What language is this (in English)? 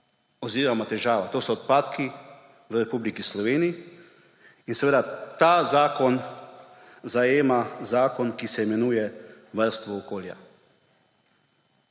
Slovenian